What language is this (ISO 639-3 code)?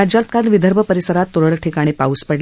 mar